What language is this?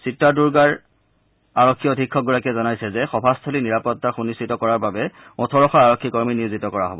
Assamese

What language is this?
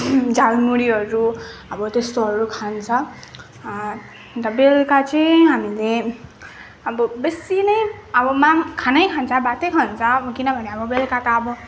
Nepali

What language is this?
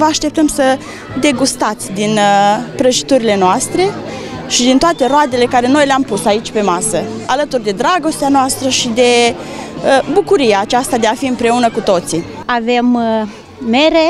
Romanian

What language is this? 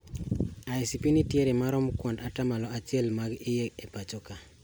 Luo (Kenya and Tanzania)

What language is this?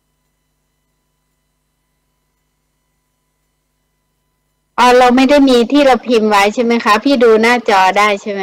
Thai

